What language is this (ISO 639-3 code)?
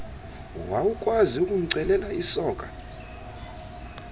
xho